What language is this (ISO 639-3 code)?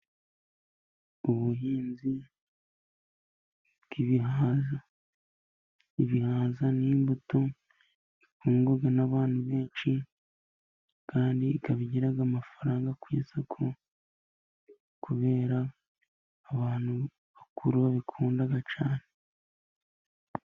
kin